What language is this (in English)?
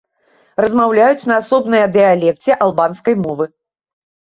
Belarusian